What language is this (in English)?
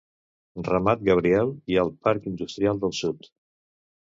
Catalan